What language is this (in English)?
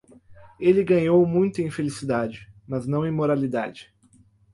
Portuguese